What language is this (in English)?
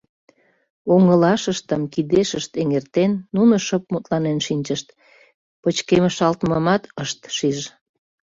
Mari